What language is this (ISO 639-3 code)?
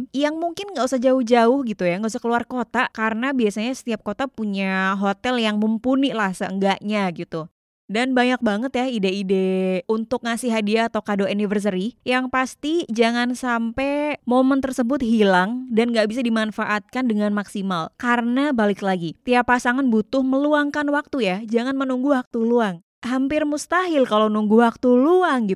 ind